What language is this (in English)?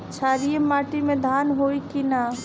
Bhojpuri